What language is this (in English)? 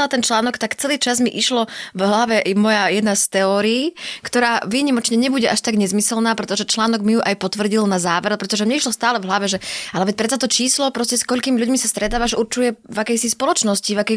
Slovak